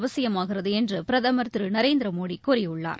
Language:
Tamil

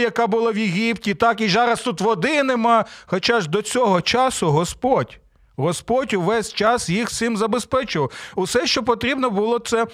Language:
Ukrainian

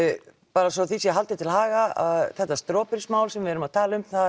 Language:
Icelandic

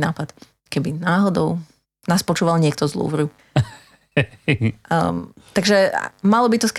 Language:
Slovak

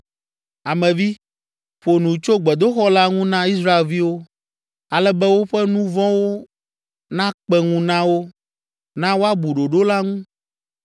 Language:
Ewe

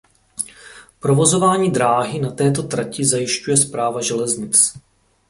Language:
Czech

